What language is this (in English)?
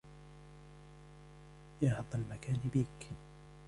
Arabic